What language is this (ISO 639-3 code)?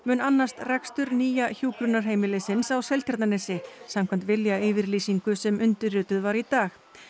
isl